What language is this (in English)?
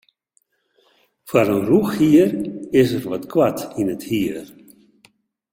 Western Frisian